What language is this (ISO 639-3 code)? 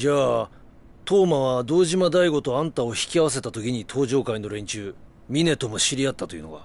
jpn